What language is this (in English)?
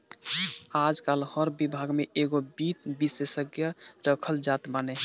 Bhojpuri